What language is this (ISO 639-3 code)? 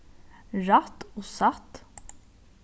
fao